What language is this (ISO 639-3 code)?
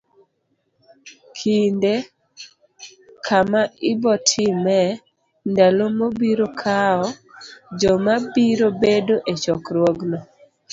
luo